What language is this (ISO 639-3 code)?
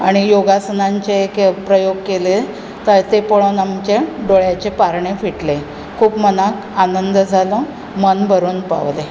kok